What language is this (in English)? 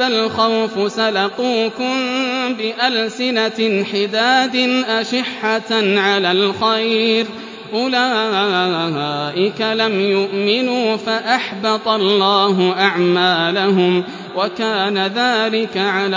Arabic